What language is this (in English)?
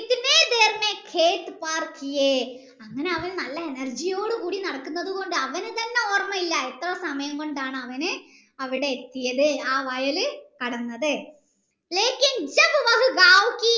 Malayalam